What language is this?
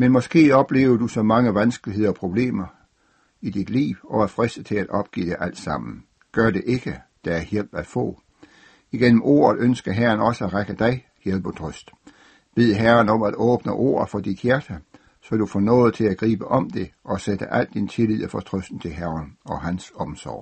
Danish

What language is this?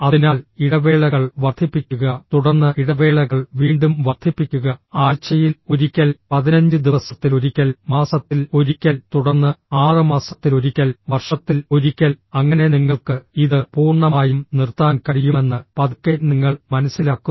Malayalam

